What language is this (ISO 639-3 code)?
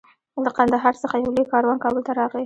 pus